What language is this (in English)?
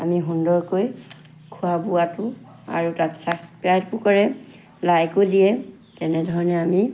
Assamese